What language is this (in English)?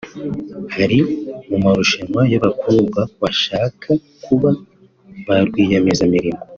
Kinyarwanda